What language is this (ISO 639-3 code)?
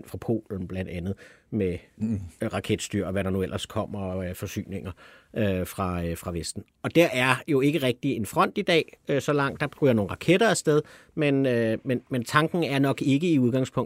dan